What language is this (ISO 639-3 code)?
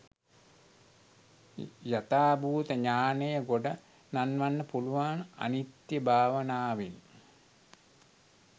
sin